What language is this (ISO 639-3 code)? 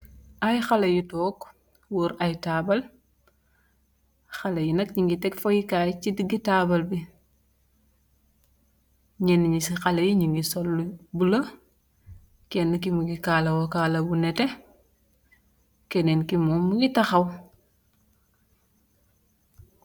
wol